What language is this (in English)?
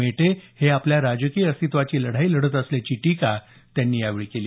Marathi